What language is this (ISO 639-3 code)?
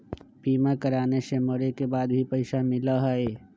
mag